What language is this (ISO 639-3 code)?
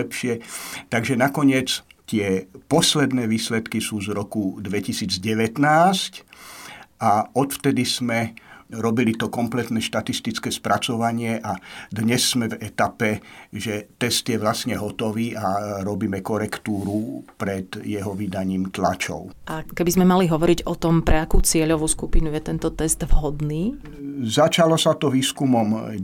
slk